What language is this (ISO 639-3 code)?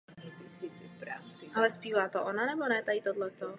ces